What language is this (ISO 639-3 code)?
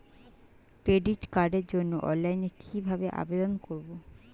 ben